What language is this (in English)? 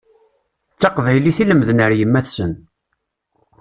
Kabyle